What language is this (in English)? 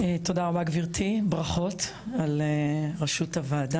Hebrew